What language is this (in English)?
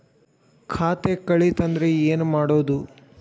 Kannada